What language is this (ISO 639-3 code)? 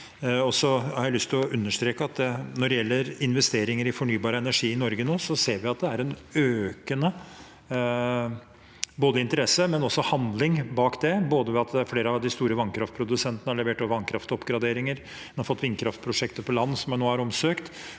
nor